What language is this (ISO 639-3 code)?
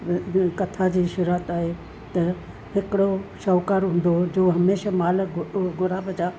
snd